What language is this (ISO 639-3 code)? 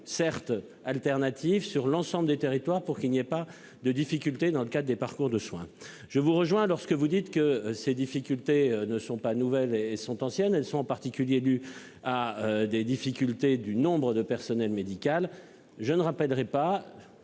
fra